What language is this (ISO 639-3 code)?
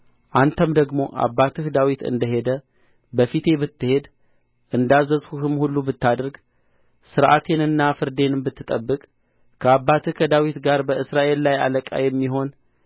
amh